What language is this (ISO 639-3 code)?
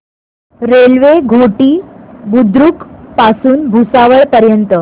mar